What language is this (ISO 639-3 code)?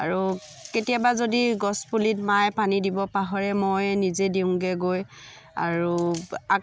asm